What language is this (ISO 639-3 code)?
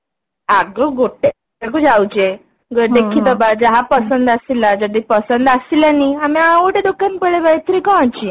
ori